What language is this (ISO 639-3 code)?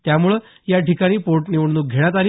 mar